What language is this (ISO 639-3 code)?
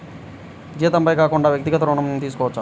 tel